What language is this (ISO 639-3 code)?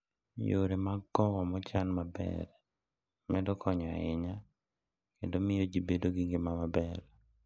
luo